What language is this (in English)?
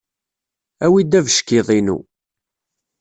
Kabyle